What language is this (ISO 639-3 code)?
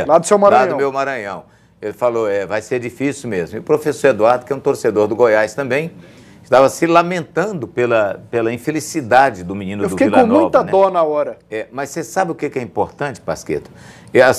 por